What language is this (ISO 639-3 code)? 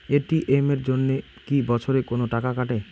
ben